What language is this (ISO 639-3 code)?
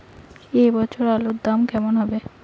ben